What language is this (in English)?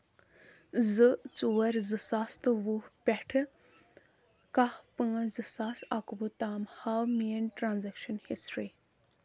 Kashmiri